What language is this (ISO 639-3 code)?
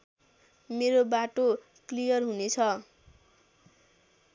nep